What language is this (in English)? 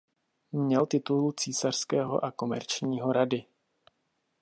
Czech